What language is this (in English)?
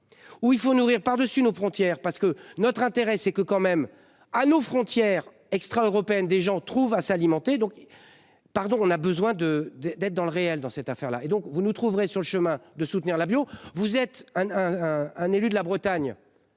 French